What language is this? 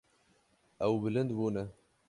Kurdish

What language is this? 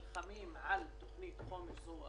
Hebrew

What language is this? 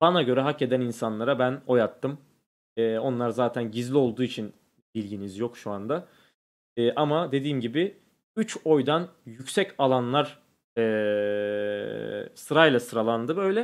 Turkish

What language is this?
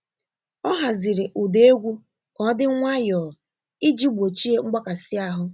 Igbo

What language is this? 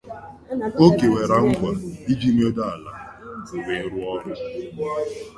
Igbo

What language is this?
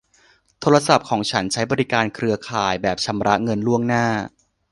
Thai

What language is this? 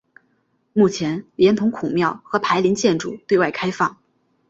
Chinese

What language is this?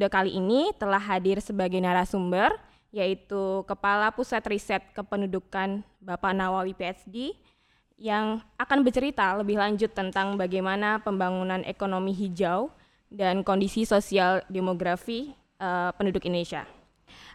Indonesian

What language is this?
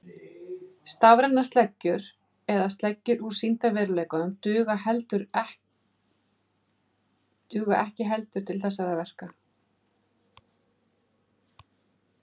Icelandic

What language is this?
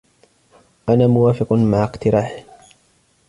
Arabic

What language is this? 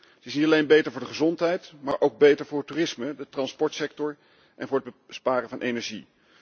Dutch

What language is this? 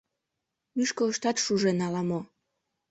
Mari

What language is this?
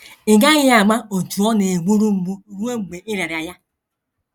Igbo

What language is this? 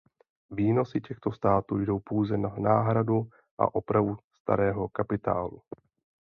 Czech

